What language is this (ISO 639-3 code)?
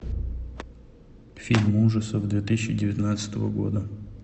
rus